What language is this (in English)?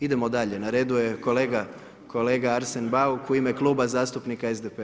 Croatian